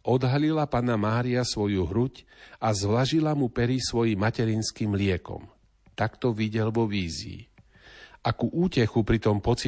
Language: Slovak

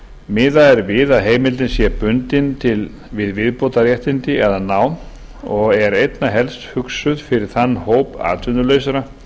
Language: Icelandic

